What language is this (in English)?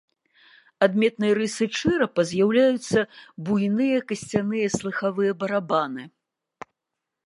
Belarusian